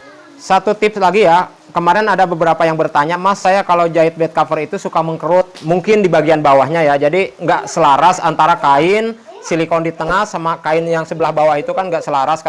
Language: Indonesian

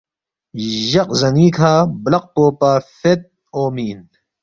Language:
Balti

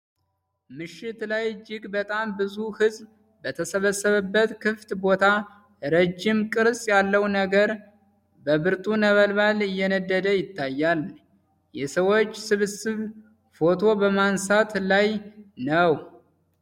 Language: Amharic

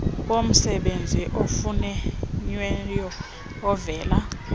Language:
Xhosa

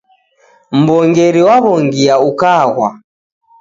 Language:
Taita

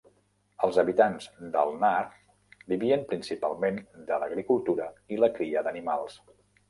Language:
Catalan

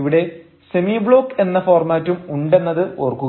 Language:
Malayalam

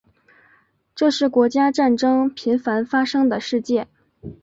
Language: Chinese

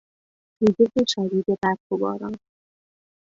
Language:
Persian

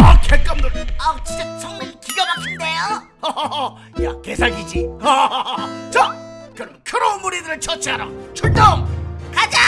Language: Korean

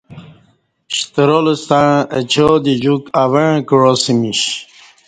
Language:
Kati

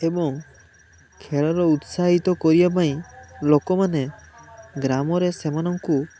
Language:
Odia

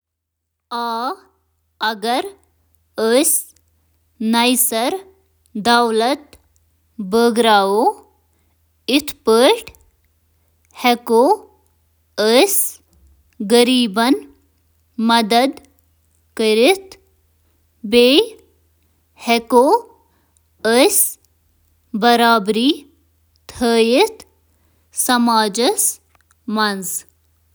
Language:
Kashmiri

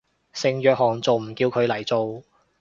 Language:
Cantonese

